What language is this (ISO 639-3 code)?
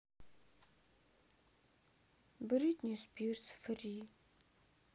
rus